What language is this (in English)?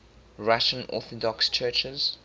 English